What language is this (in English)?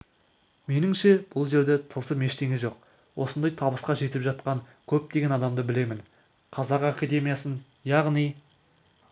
Kazakh